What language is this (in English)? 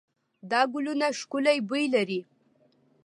Pashto